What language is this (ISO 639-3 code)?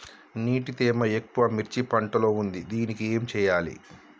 tel